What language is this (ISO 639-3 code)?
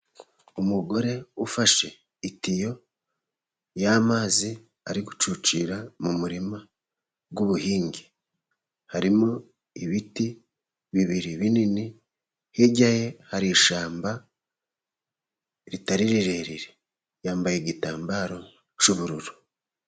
kin